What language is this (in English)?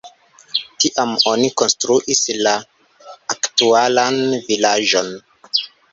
Esperanto